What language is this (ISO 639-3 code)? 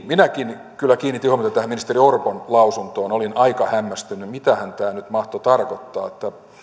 fin